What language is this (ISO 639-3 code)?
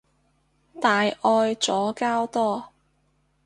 yue